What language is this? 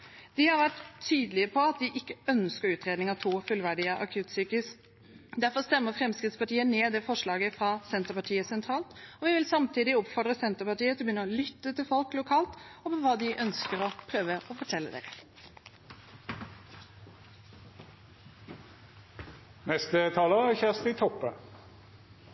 Norwegian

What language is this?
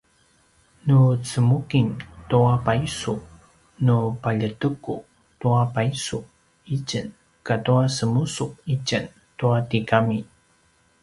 Paiwan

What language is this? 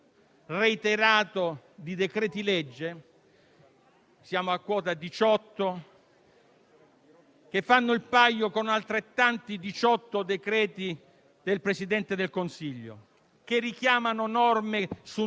Italian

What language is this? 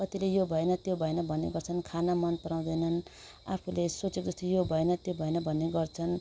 Nepali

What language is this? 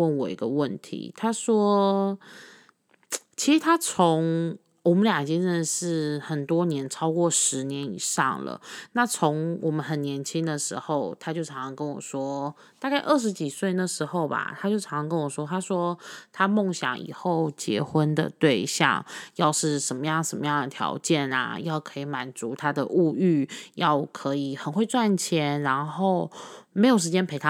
Chinese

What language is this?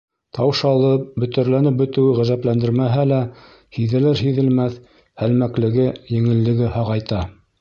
Bashkir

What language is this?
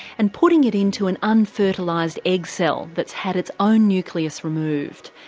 English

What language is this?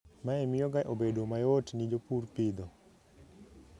Luo (Kenya and Tanzania)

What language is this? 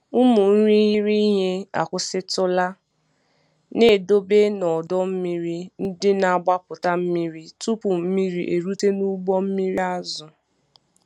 Igbo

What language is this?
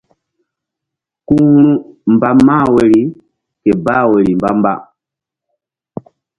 Mbum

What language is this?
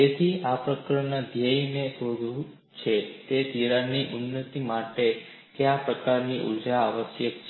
Gujarati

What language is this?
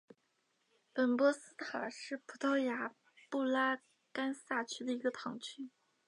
Chinese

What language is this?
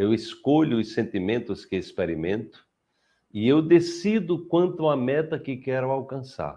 Portuguese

